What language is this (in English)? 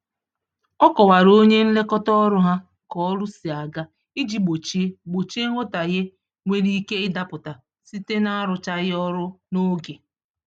Igbo